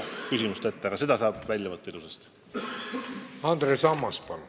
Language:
Estonian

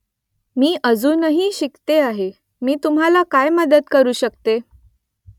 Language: Marathi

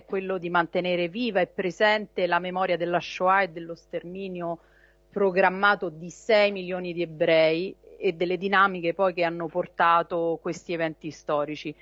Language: Italian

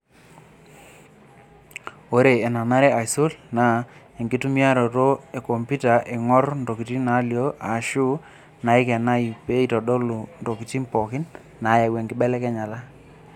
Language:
Masai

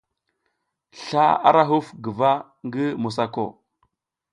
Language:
South Giziga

